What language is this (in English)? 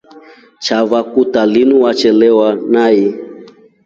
Rombo